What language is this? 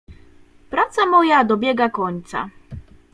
Polish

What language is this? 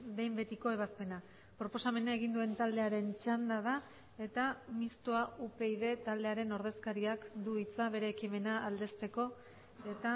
Basque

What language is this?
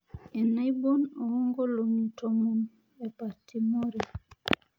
Masai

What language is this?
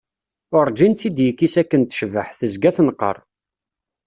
Kabyle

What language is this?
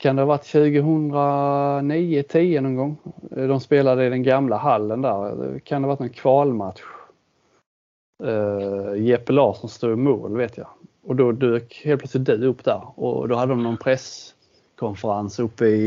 Swedish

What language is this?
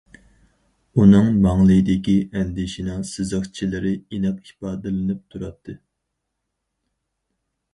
Uyghur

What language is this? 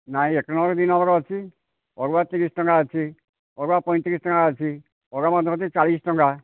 Odia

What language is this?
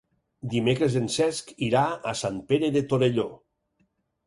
Catalan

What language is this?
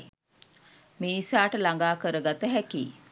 Sinhala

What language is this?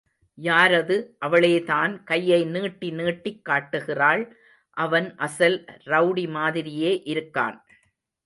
Tamil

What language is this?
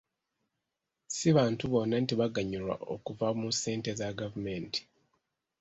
Ganda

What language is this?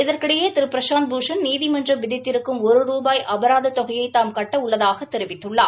Tamil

